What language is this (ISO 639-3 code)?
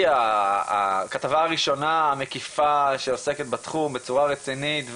heb